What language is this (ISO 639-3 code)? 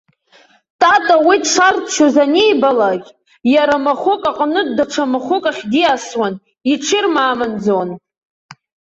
abk